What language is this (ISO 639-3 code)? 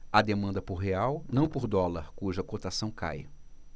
por